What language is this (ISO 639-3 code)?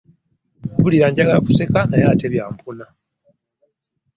lug